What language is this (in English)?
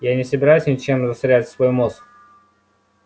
Russian